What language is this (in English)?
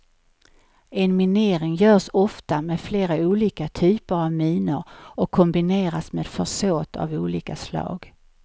Swedish